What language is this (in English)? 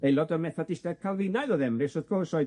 Welsh